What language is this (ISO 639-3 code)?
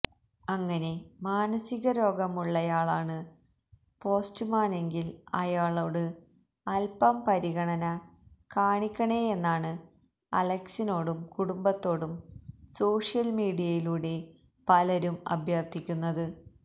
mal